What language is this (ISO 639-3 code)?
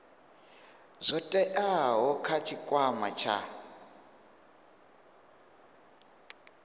ven